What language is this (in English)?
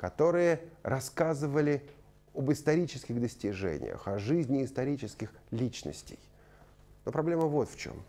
Russian